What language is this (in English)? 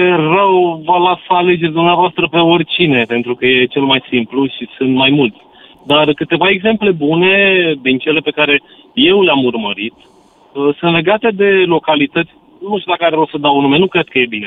Romanian